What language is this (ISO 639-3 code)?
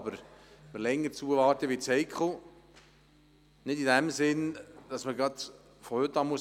gsw